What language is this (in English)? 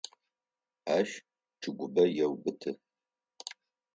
Adyghe